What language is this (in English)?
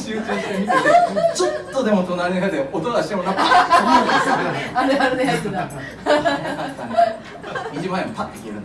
Japanese